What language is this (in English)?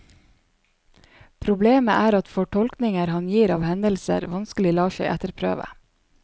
Norwegian